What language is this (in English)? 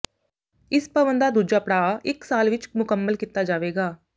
Punjabi